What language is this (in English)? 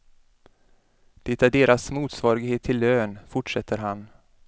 Swedish